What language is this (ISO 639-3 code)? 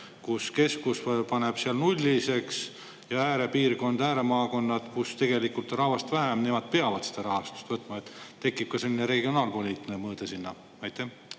est